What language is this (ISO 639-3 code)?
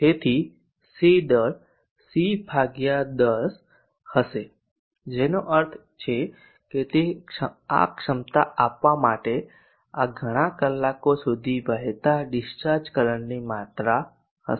guj